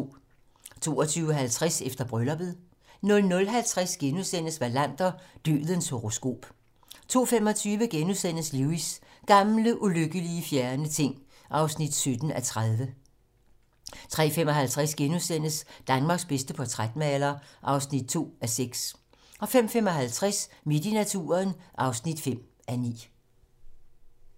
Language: Danish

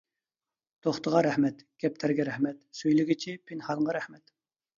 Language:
Uyghur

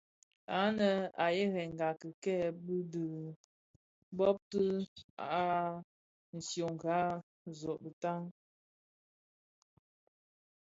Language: Bafia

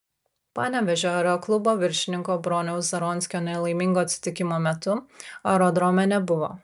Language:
Lithuanian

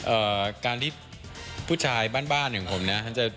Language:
Thai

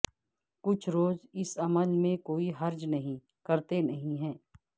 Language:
Urdu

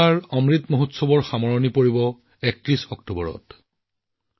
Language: Assamese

